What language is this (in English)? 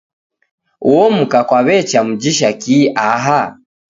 Taita